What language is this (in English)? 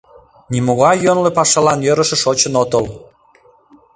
Mari